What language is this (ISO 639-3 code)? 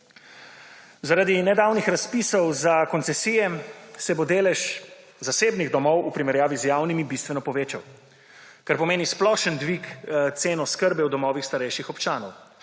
slv